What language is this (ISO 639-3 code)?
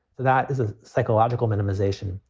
eng